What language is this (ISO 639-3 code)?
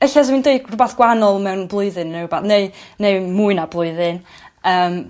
cym